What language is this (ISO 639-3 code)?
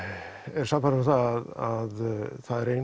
isl